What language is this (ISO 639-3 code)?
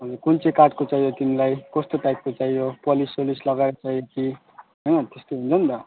nep